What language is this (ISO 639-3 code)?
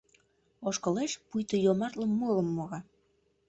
chm